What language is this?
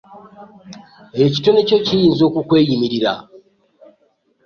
Ganda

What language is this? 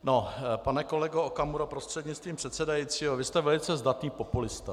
Czech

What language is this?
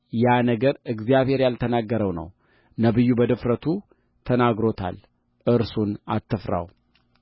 Amharic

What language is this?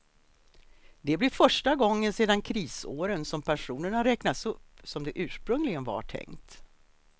Swedish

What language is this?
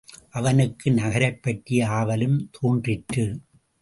Tamil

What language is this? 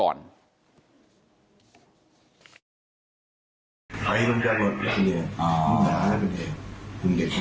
Thai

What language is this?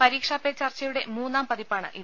Malayalam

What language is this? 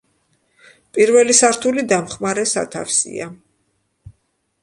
Georgian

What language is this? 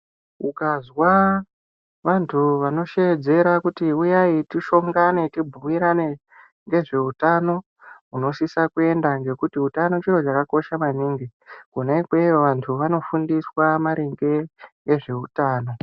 Ndau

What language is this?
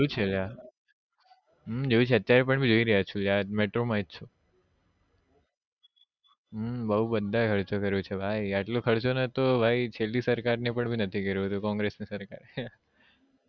Gujarati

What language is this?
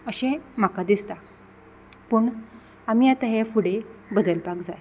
Konkani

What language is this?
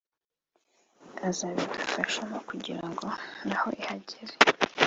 Kinyarwanda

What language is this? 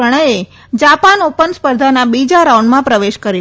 Gujarati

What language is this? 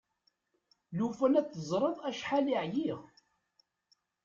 Kabyle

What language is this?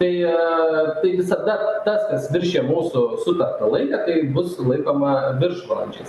Lithuanian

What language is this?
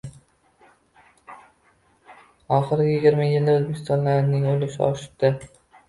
Uzbek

